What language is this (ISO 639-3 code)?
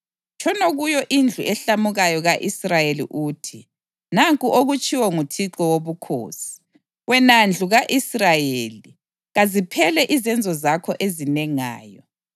nde